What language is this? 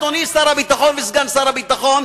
Hebrew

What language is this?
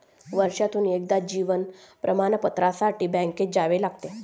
Marathi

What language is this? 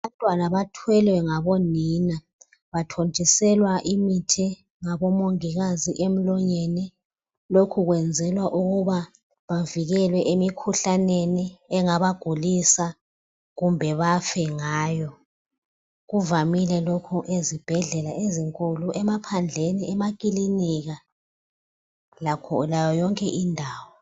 North Ndebele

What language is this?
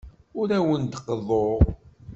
Kabyle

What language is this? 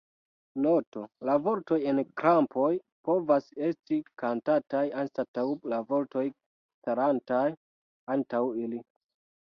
Esperanto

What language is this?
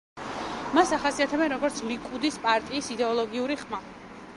Georgian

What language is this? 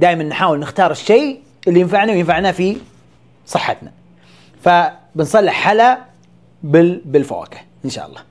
Arabic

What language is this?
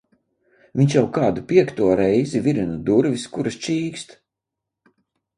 Latvian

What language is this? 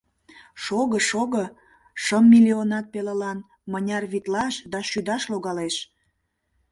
Mari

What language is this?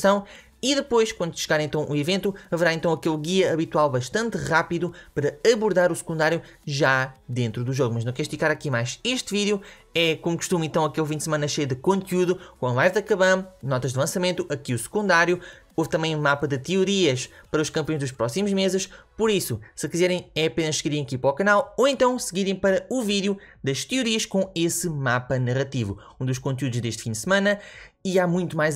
Portuguese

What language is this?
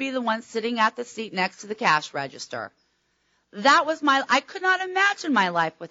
English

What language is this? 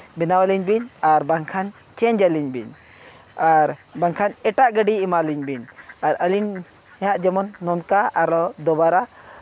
Santali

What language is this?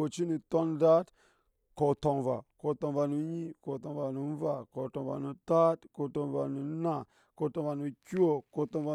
Nyankpa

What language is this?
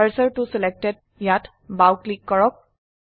Assamese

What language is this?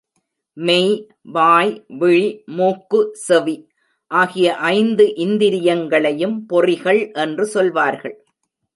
Tamil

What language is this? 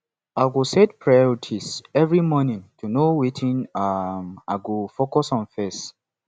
Nigerian Pidgin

